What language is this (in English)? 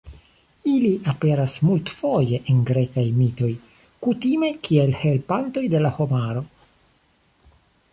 Esperanto